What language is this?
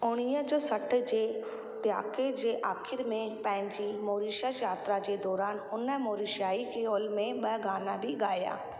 Sindhi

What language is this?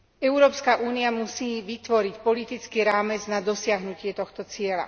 Slovak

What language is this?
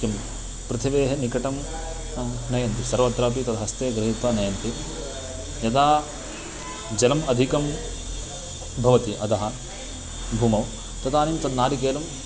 Sanskrit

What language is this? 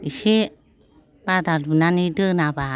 Bodo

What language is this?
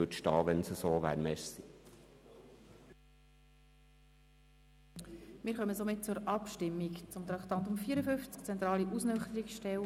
Swiss German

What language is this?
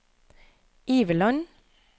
Norwegian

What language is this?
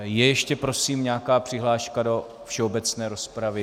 Czech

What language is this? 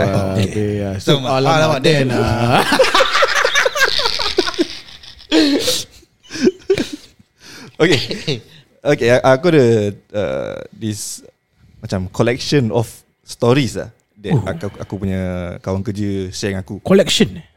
Malay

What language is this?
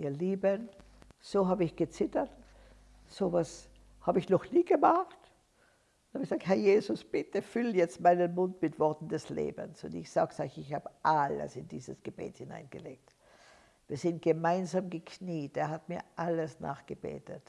German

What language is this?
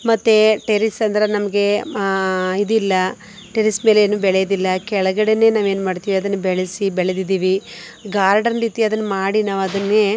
Kannada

